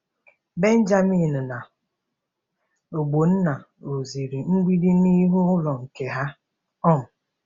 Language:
Igbo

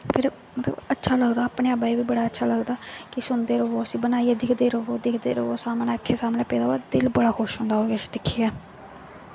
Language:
Dogri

